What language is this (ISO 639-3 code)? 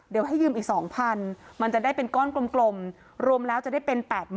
tha